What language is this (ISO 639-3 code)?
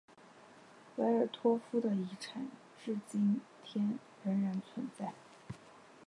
zho